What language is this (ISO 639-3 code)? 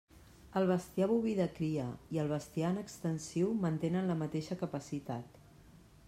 cat